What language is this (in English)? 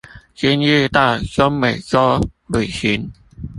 Chinese